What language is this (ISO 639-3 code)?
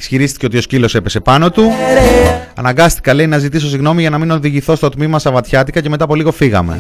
ell